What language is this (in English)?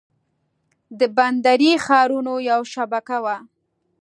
Pashto